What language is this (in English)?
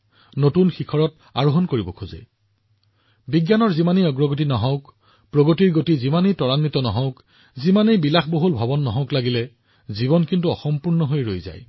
Assamese